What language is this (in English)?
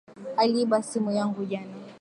Swahili